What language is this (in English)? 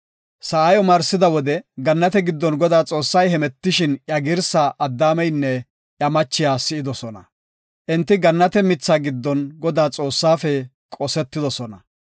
Gofa